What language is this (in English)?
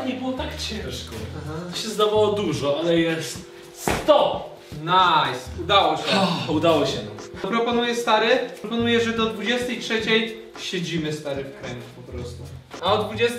Polish